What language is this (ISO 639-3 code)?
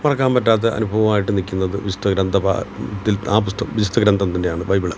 mal